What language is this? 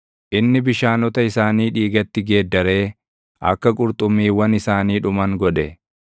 Oromo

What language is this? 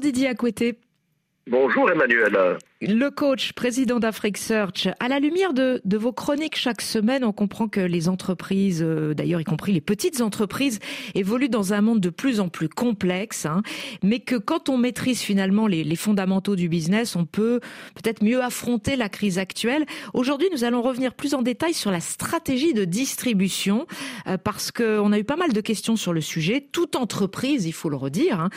French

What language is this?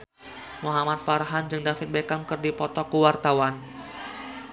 Sundanese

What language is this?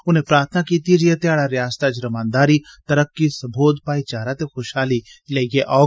Dogri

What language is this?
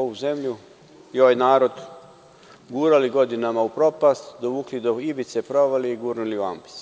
Serbian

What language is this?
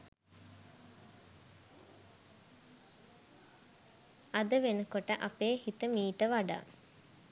Sinhala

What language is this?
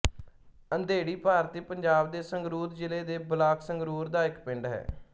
Punjabi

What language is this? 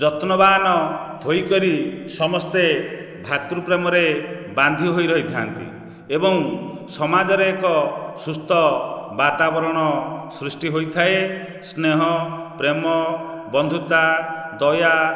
Odia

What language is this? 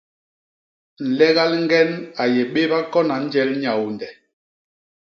Basaa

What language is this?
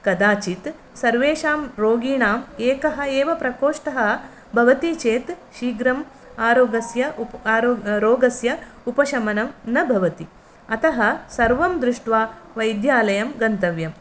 Sanskrit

